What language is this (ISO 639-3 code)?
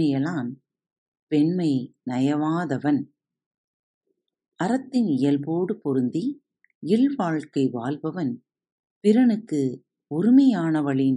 tam